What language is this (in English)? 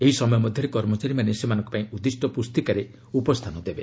Odia